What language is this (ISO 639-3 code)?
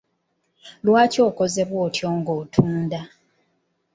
lug